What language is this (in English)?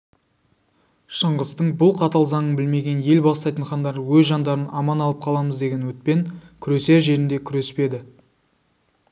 Kazakh